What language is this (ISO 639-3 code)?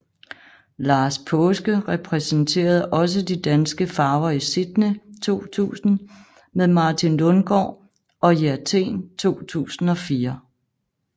dan